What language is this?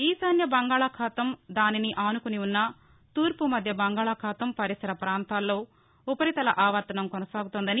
Telugu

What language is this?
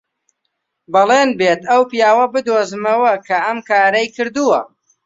Central Kurdish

